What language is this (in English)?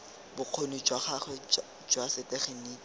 Tswana